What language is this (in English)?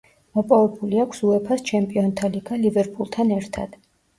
Georgian